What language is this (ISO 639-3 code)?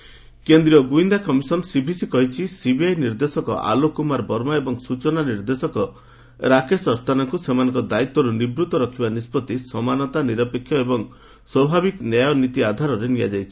ori